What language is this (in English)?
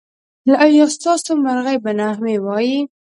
Pashto